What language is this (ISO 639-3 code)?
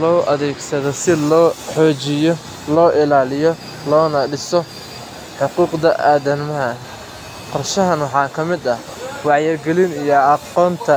som